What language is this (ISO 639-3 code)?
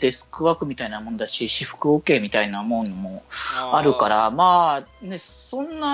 jpn